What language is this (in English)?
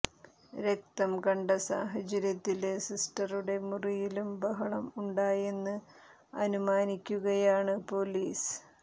Malayalam